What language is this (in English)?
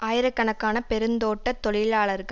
Tamil